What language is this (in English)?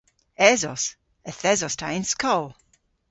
Cornish